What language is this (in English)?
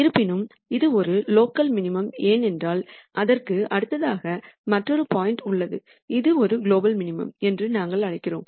Tamil